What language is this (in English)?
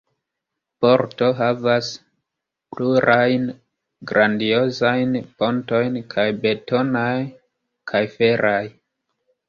Esperanto